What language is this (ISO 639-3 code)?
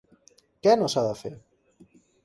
cat